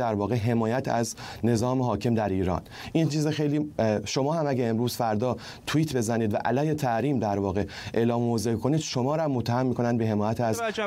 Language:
Persian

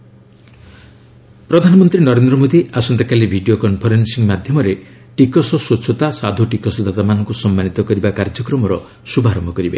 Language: Odia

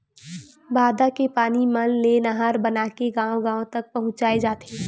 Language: Chhattisgarhi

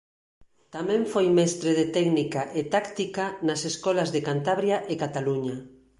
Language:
Galician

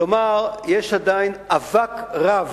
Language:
Hebrew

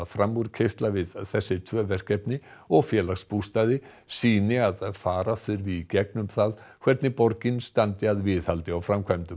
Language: Icelandic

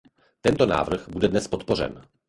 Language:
Czech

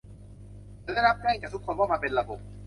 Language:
Thai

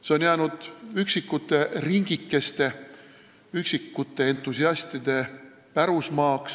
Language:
Estonian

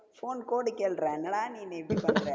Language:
Tamil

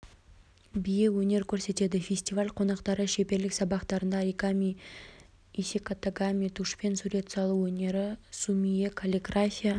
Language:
Kazakh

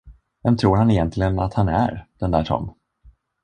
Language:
Swedish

